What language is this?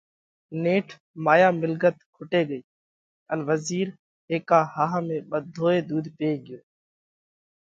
Parkari Koli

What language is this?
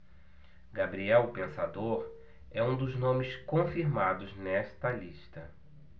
Portuguese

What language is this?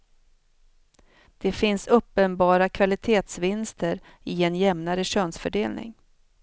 Swedish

